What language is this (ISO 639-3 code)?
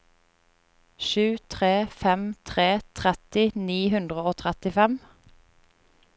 nor